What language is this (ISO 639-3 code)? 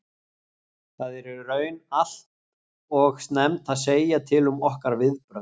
isl